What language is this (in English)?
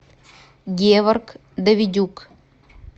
Russian